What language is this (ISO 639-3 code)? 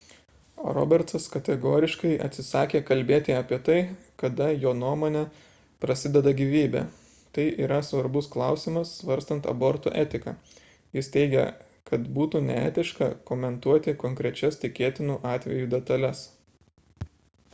lit